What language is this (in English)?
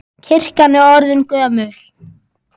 Icelandic